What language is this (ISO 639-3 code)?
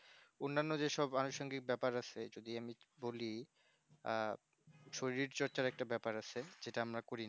ben